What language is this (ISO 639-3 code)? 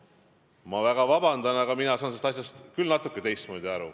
est